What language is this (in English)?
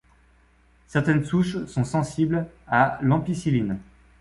French